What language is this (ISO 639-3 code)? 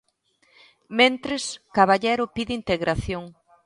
glg